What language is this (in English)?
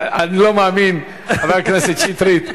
Hebrew